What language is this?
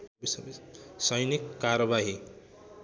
Nepali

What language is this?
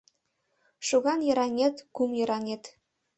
Mari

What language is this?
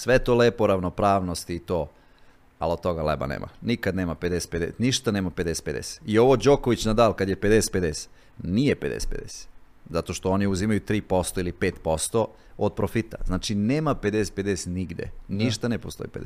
Croatian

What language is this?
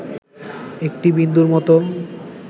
Bangla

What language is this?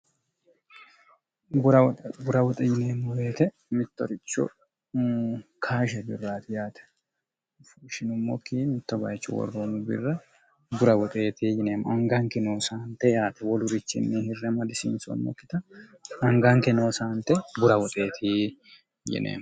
Sidamo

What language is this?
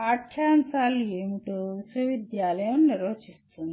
Telugu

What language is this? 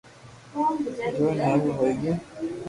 Loarki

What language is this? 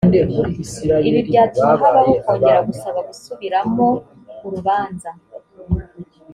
Kinyarwanda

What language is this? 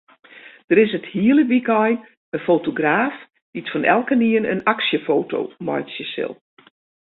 Western Frisian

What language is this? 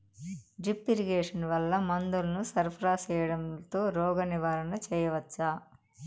Telugu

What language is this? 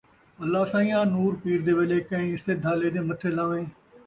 Saraiki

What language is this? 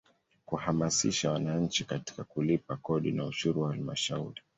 Swahili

